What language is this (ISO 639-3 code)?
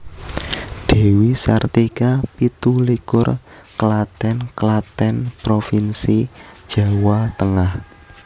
jav